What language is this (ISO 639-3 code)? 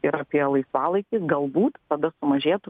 lit